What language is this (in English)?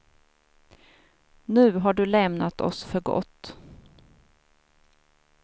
Swedish